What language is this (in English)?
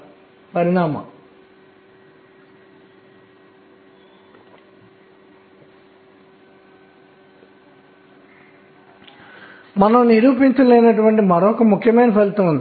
Telugu